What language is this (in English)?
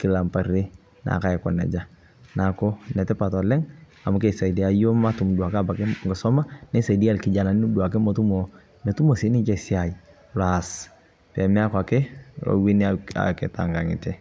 Masai